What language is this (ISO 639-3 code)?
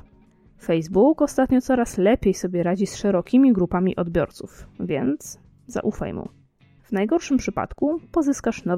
pol